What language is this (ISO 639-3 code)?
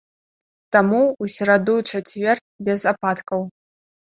bel